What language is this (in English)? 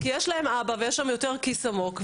Hebrew